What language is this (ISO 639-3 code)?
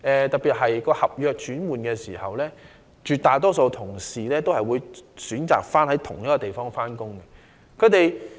yue